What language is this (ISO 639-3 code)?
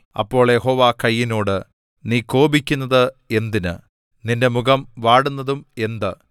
mal